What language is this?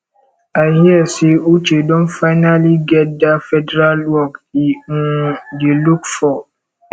Nigerian Pidgin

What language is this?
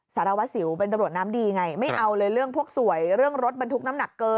Thai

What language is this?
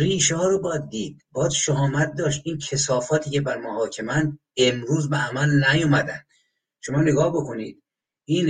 Persian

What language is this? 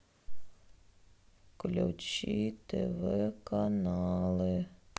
Russian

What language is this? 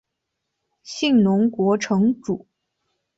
Chinese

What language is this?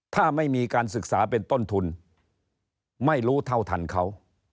Thai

